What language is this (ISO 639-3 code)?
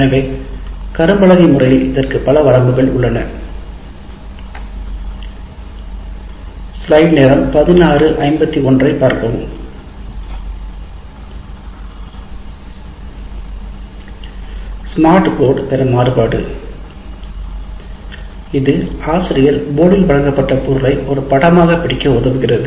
tam